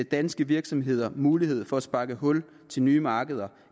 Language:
Danish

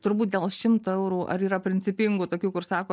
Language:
Lithuanian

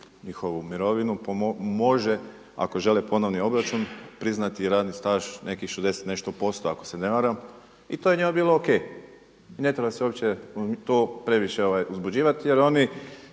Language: Croatian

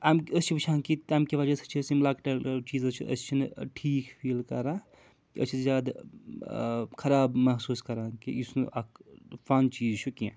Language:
Kashmiri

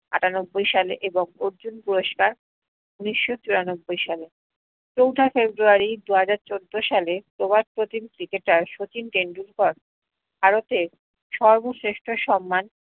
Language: Bangla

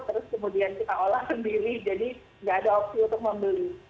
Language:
Indonesian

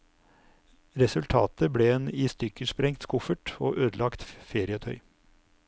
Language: Norwegian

